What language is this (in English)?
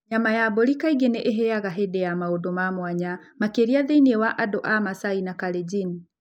Kikuyu